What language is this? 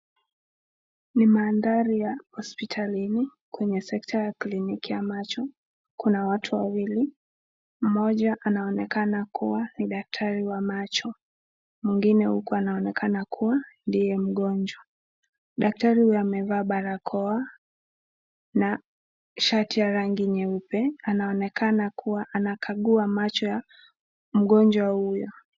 Swahili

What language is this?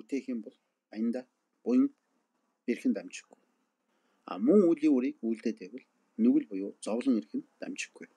Turkish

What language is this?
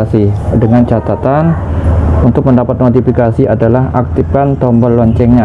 Indonesian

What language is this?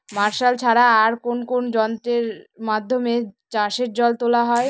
Bangla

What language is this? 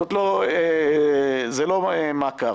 Hebrew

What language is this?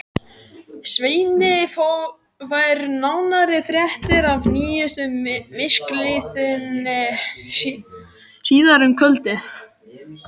Icelandic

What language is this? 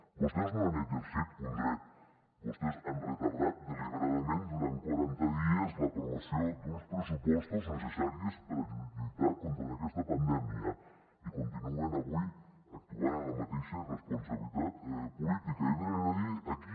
Catalan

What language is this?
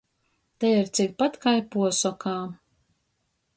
Latgalian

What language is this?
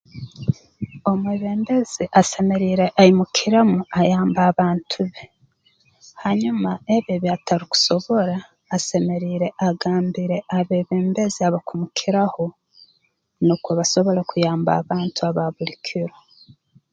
Tooro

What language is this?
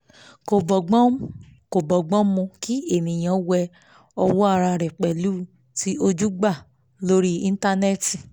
Yoruba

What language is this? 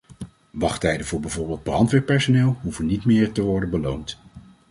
Dutch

